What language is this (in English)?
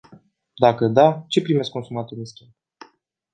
Romanian